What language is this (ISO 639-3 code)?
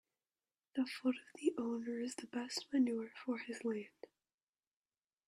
eng